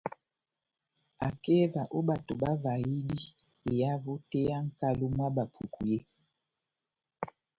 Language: Batanga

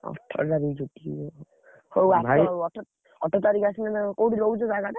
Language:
Odia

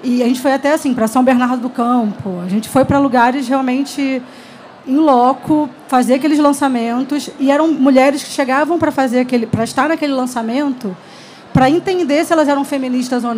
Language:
Portuguese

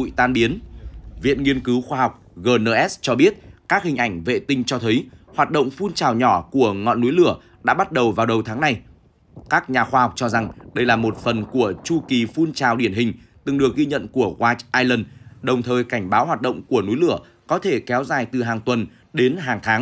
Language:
Vietnamese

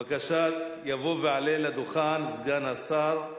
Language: Hebrew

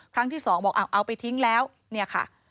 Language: Thai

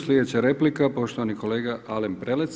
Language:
Croatian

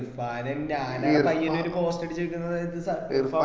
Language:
Malayalam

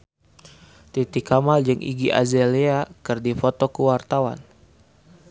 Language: Sundanese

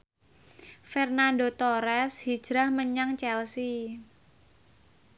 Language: Javanese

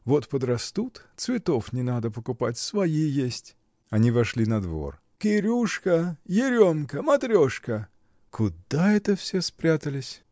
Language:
Russian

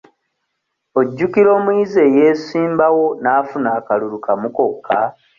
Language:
Ganda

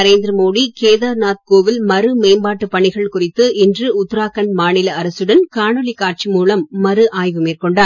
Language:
Tamil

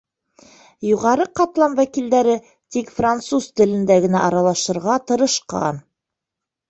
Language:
Bashkir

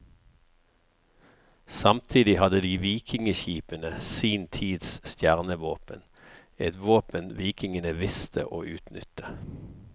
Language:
Norwegian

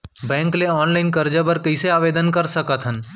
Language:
Chhattisgarhi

